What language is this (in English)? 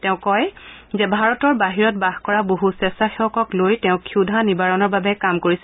Assamese